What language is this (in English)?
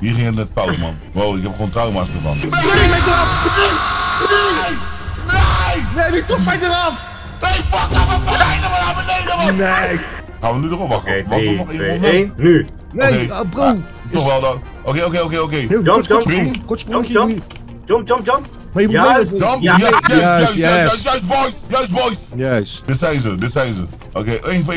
Dutch